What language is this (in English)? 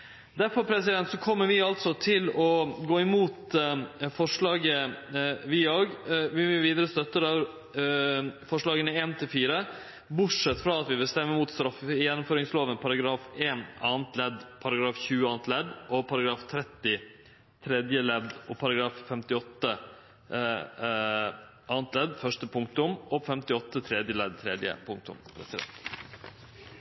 Norwegian Nynorsk